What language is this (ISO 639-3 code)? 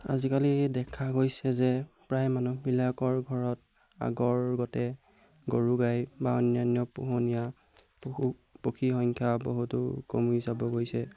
asm